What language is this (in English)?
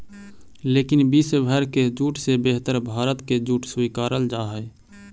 Magahi